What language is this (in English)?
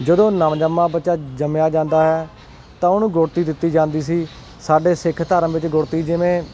Punjabi